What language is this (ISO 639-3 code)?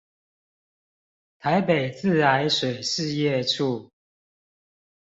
zho